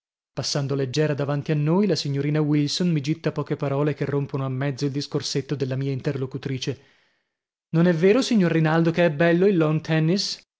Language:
Italian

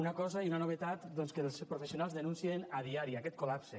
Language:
Catalan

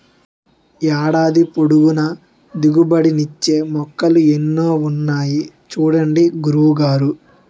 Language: Telugu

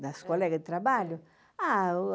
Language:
Portuguese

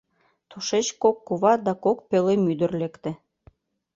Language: Mari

